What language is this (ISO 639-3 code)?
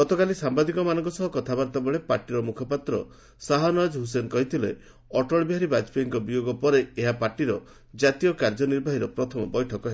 ori